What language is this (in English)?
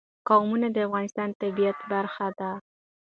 Pashto